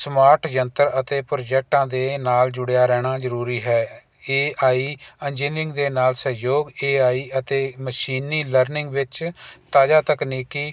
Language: Punjabi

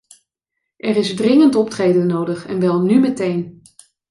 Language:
Dutch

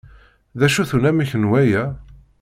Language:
Kabyle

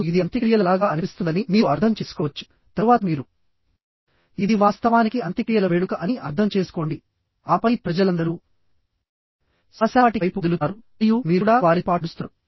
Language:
Telugu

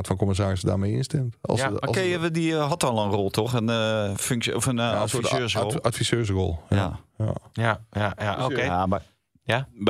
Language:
Dutch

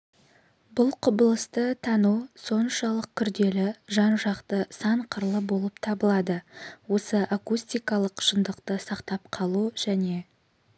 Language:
Kazakh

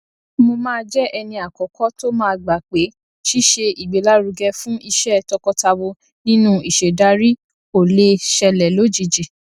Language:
Yoruba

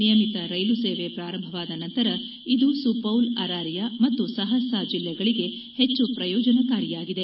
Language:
Kannada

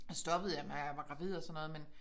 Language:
Danish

